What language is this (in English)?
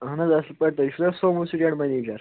Kashmiri